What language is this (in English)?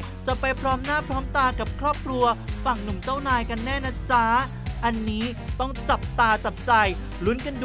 Thai